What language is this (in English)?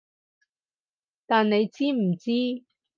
Cantonese